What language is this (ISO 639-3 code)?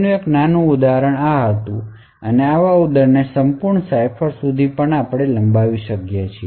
guj